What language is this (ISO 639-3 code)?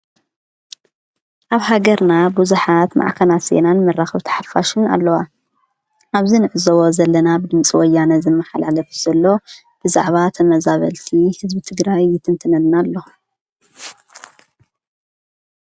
tir